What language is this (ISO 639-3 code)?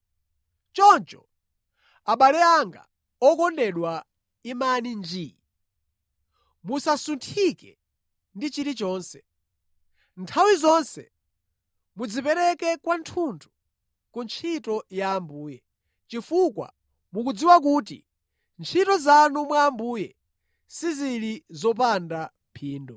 nya